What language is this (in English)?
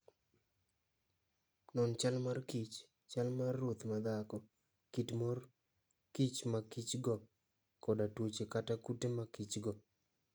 Luo (Kenya and Tanzania)